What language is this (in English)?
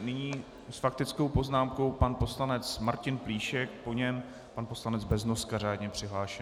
Czech